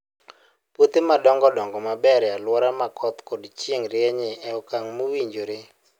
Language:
Luo (Kenya and Tanzania)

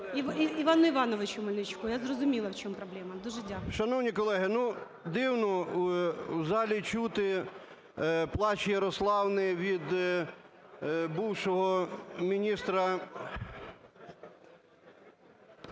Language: Ukrainian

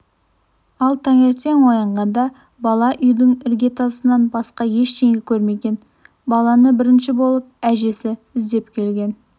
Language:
Kazakh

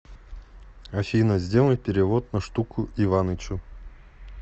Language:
Russian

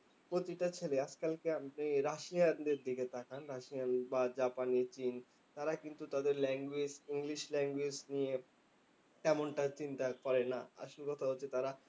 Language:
Bangla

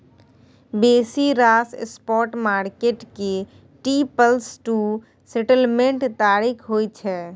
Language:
Maithili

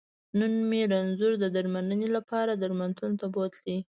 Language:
Pashto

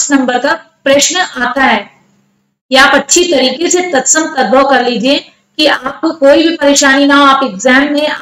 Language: Hindi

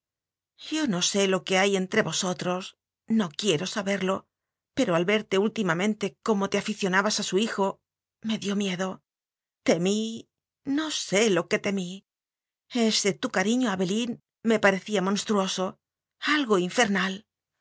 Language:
Spanish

